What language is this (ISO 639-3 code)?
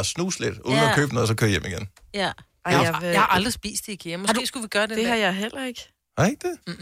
dan